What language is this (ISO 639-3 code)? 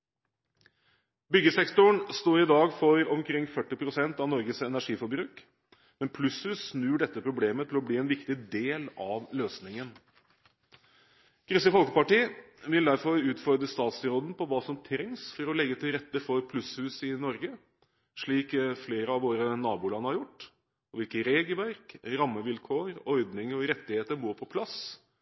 nob